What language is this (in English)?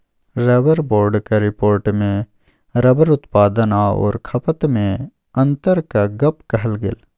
Maithili